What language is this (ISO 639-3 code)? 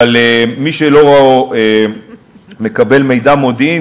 heb